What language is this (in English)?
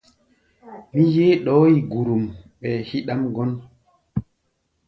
Gbaya